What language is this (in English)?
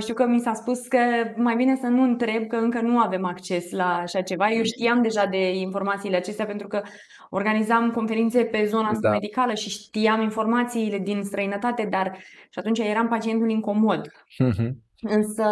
Romanian